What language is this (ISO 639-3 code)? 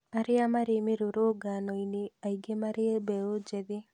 kik